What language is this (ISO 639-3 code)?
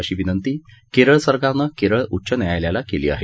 mar